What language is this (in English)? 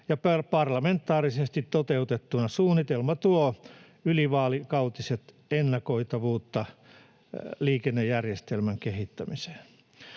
Finnish